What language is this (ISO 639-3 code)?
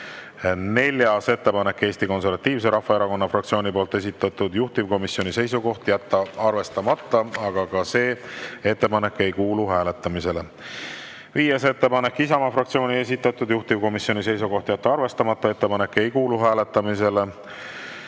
est